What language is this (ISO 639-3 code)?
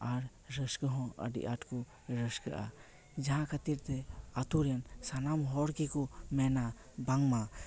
sat